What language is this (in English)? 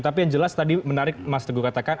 Indonesian